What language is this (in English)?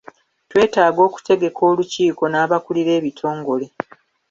Ganda